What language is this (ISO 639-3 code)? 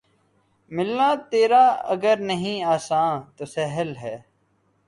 urd